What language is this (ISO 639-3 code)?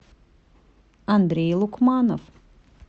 rus